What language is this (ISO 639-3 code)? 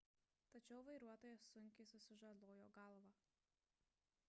lit